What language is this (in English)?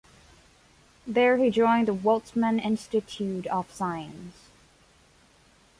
English